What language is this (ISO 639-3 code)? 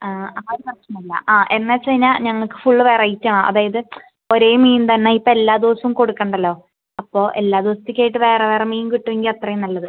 mal